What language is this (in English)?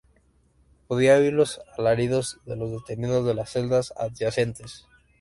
Spanish